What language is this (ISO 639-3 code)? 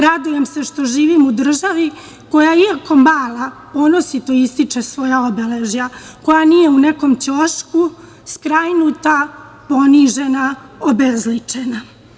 srp